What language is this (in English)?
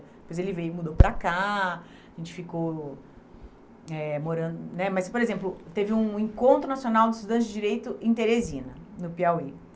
Portuguese